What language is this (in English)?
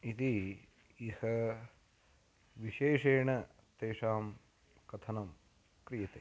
Sanskrit